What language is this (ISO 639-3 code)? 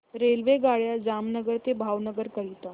mar